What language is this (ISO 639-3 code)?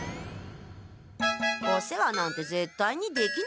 jpn